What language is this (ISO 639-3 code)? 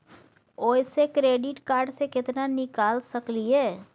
mai